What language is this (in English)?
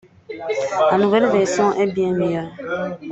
French